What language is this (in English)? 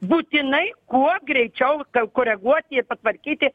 Lithuanian